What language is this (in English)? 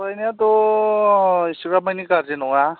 Bodo